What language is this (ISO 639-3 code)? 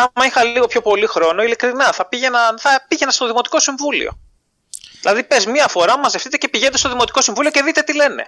ell